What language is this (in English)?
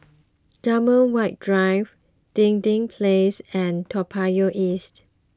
English